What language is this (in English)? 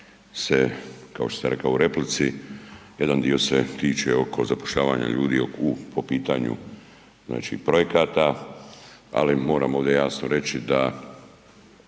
Croatian